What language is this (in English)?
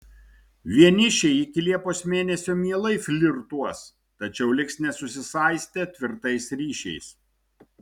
Lithuanian